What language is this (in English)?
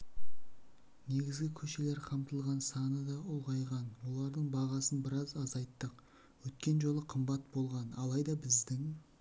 Kazakh